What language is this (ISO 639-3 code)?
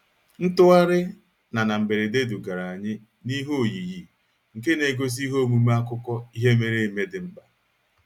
ibo